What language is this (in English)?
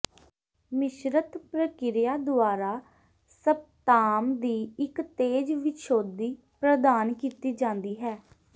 Punjabi